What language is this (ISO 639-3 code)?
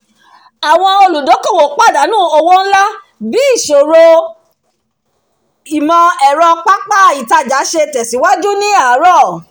yor